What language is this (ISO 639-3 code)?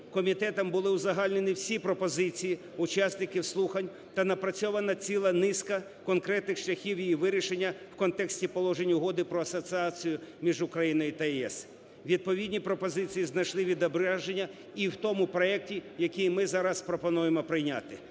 ukr